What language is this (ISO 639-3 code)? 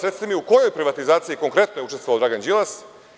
srp